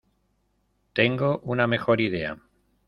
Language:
Spanish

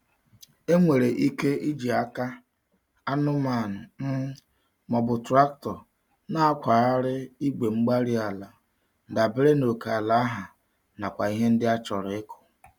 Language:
Igbo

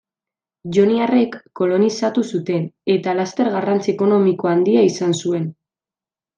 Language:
Basque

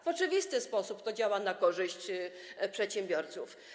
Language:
Polish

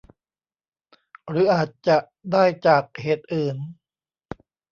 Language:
Thai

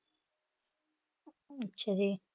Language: Punjabi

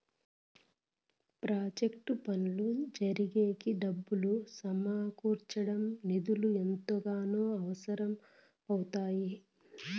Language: Telugu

